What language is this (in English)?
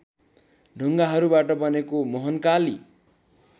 Nepali